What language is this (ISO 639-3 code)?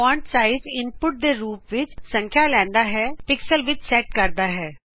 pan